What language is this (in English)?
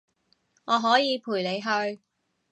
Cantonese